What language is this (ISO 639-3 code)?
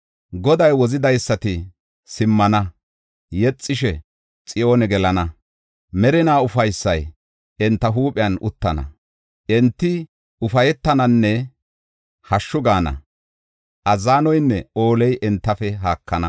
gof